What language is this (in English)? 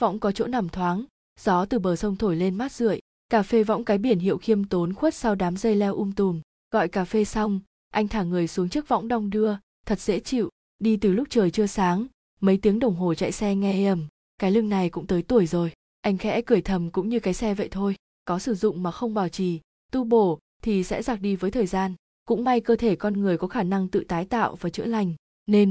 Vietnamese